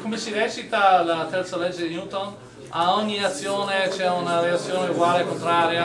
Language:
Italian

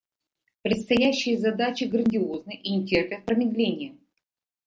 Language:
Russian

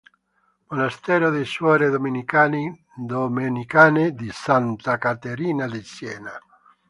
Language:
Italian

